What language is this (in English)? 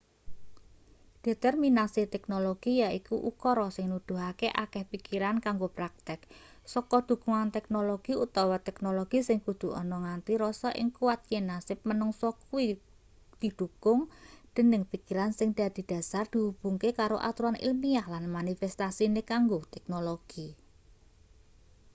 Javanese